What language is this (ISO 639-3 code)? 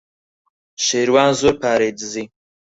ckb